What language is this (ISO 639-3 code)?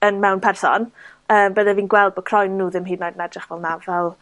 cym